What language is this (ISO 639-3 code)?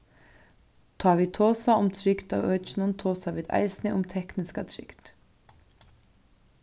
fao